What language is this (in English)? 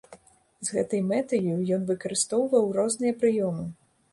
Belarusian